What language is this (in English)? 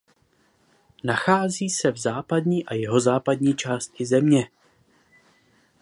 Czech